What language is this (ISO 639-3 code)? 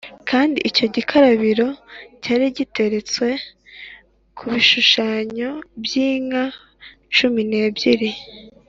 kin